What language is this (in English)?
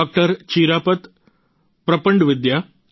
Gujarati